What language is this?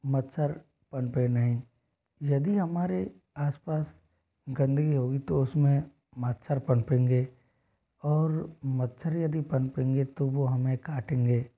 Hindi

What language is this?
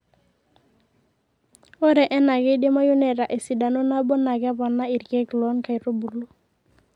Masai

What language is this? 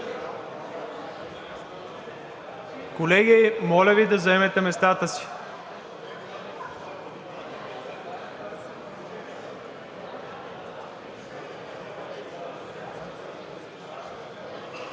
Bulgarian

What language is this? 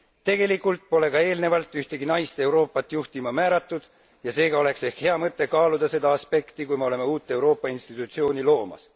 Estonian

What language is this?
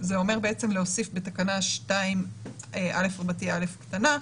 Hebrew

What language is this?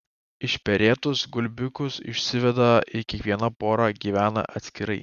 Lithuanian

